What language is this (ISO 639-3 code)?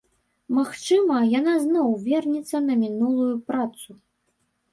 bel